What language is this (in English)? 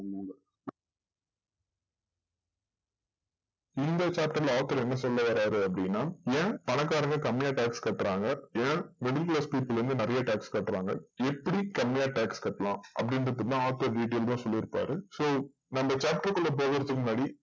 Tamil